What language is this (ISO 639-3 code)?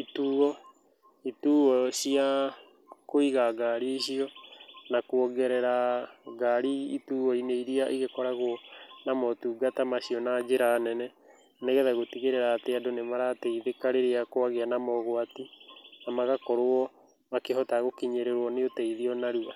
kik